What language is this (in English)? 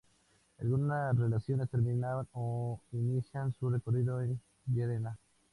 Spanish